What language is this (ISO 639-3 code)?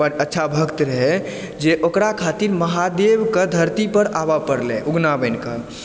mai